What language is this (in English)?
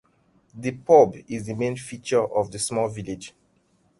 English